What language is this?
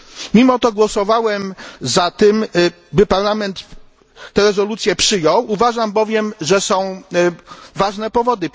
Polish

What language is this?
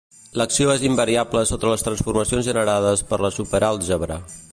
Catalan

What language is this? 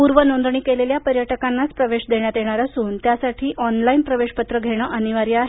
Marathi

